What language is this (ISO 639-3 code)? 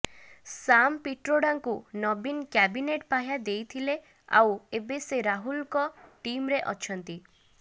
ori